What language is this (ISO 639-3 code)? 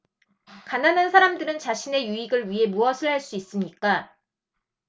kor